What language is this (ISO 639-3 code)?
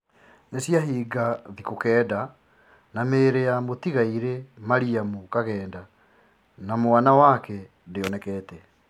kik